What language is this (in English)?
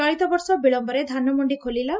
Odia